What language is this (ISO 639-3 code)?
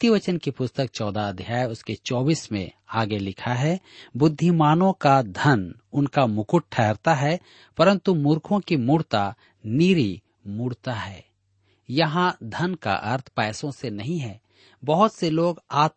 hin